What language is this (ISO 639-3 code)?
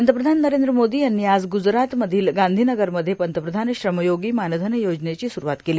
mar